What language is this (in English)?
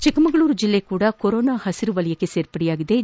Kannada